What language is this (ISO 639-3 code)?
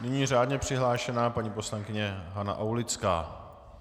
ces